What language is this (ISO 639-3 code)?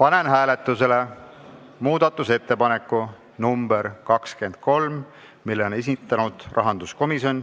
est